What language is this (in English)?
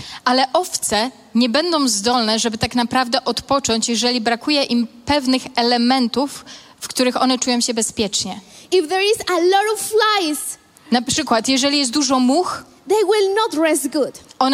Polish